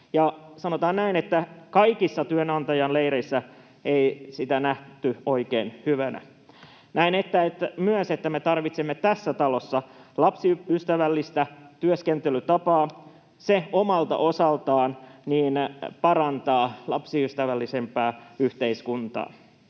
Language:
Finnish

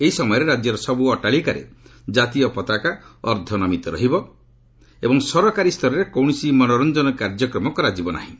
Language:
Odia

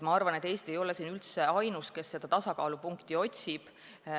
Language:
Estonian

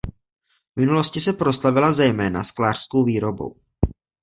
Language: Czech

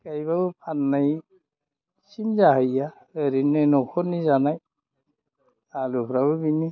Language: Bodo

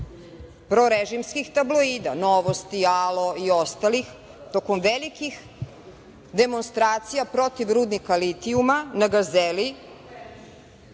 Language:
Serbian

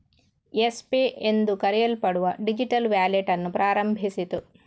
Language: Kannada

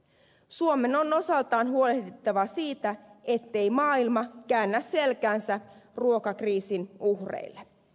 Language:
Finnish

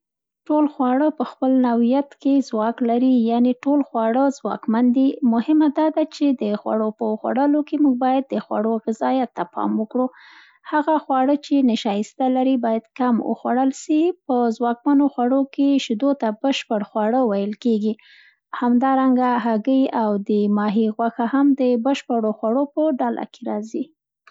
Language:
Central Pashto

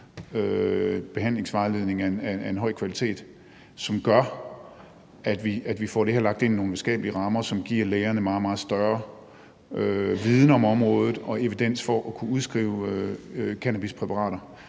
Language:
Danish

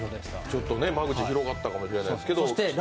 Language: Japanese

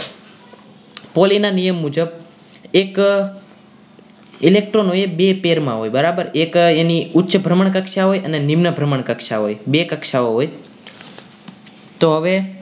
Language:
Gujarati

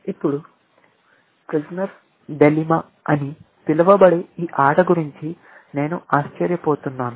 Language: Telugu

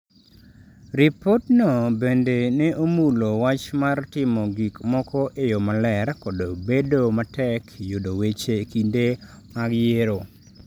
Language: Luo (Kenya and Tanzania)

